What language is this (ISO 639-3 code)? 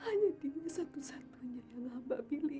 ind